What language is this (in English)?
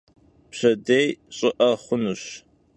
Kabardian